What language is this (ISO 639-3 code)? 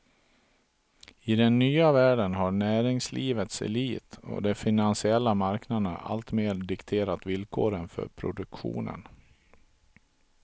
swe